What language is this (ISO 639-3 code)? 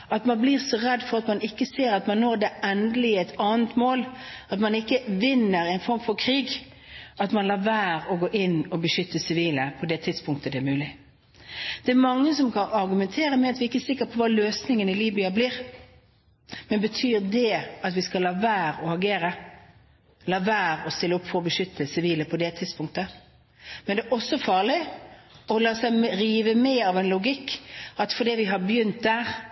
nob